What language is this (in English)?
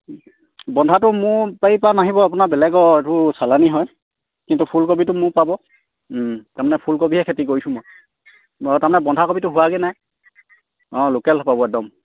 Assamese